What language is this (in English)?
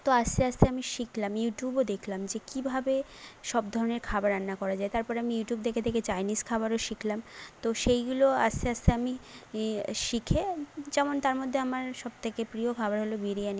Bangla